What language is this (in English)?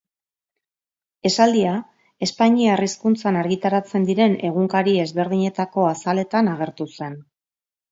Basque